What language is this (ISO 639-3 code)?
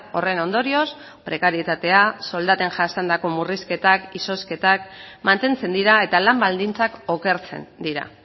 eus